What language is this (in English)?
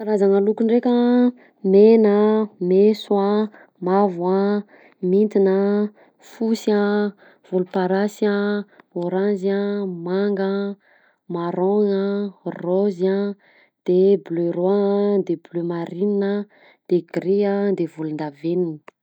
Southern Betsimisaraka Malagasy